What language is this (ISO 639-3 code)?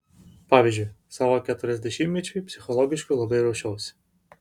lit